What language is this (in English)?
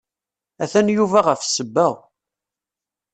Kabyle